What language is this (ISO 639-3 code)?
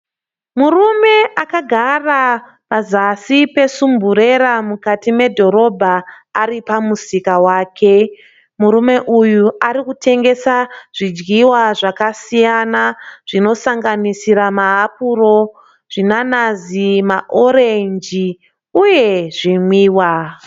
sna